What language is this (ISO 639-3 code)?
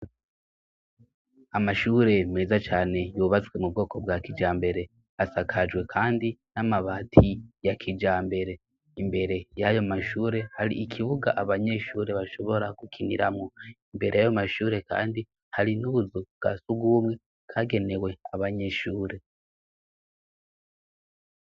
run